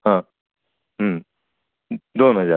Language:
Marathi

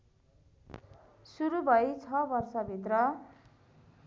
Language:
Nepali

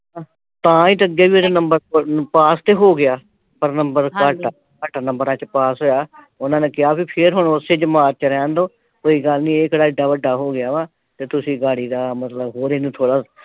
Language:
Punjabi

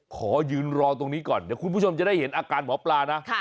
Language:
Thai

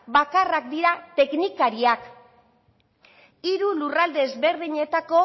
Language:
Basque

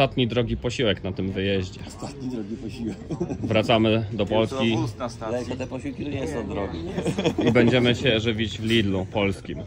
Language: Polish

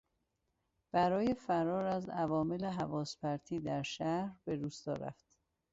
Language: Persian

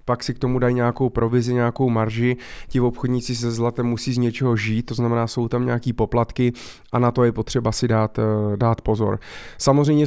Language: Czech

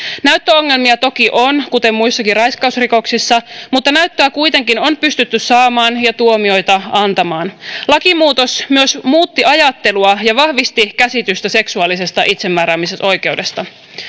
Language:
Finnish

